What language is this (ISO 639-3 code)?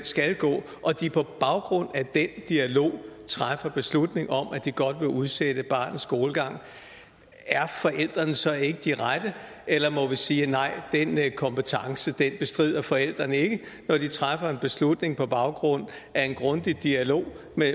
dan